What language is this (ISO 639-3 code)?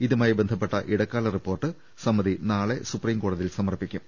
mal